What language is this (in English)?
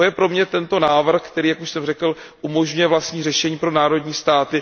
Czech